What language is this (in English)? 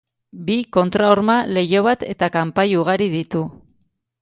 Basque